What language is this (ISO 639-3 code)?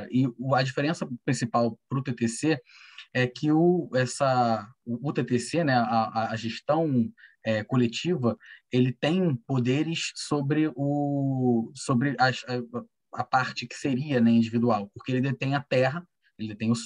por